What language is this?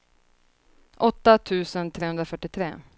Swedish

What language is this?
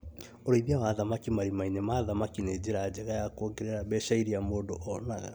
Kikuyu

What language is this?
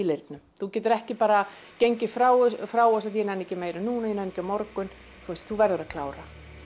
Icelandic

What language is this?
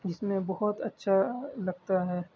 Urdu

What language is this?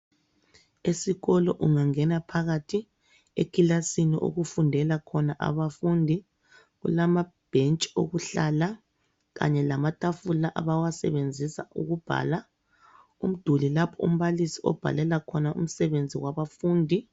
North Ndebele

